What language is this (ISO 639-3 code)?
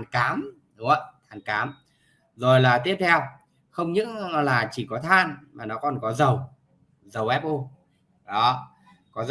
vie